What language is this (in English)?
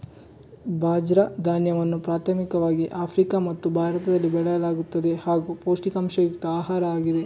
Kannada